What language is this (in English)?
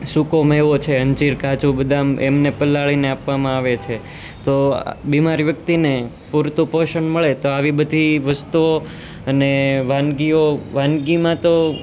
Gujarati